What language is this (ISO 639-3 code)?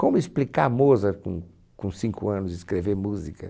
por